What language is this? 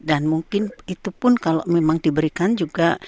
Indonesian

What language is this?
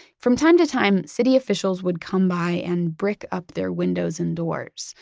English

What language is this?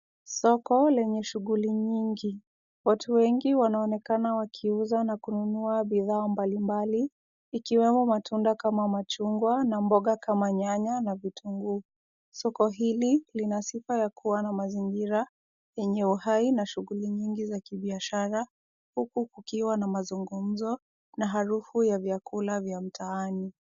Swahili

